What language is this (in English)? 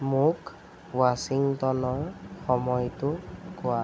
Assamese